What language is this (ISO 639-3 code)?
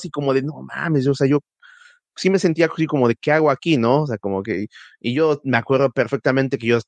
spa